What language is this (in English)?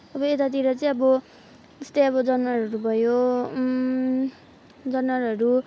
Nepali